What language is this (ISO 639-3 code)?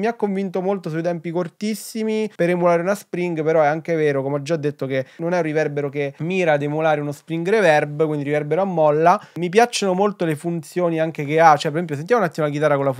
ita